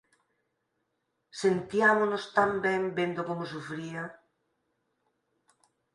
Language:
Galician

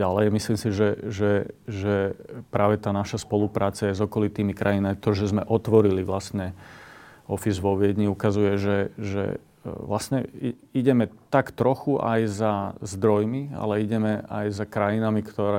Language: Slovak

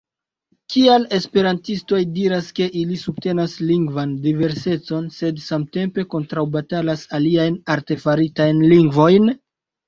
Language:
Esperanto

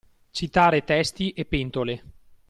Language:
Italian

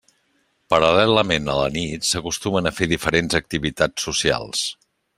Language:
Catalan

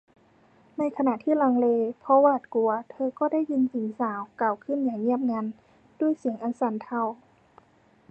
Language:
Thai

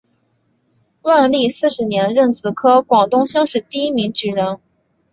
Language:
Chinese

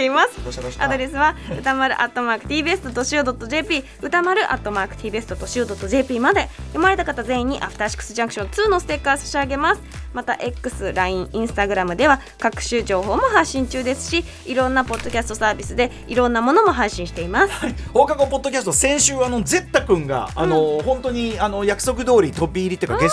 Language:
Japanese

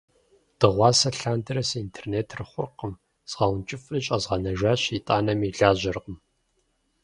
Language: Kabardian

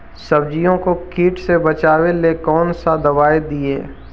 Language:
Magahi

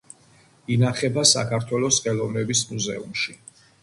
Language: Georgian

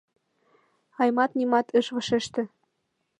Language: Mari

